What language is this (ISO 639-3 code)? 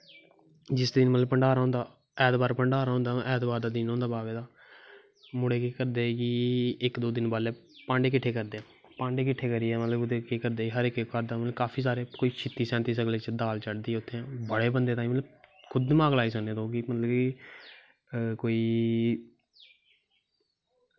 doi